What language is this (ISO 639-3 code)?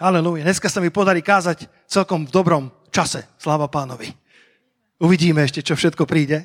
slk